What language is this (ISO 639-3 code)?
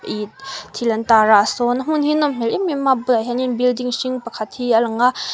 lus